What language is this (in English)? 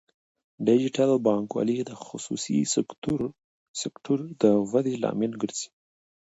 Pashto